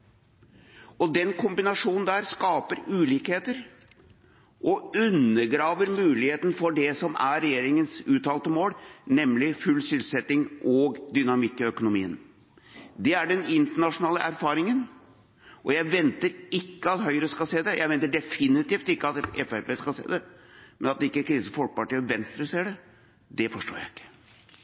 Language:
Norwegian Bokmål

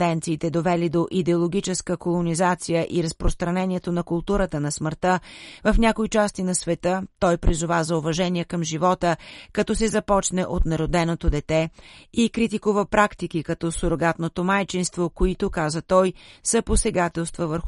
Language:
Bulgarian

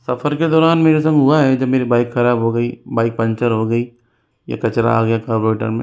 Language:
Hindi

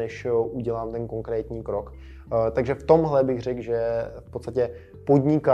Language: Czech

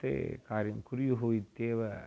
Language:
Sanskrit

